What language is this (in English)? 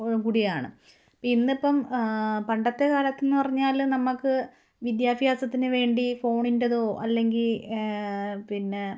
Malayalam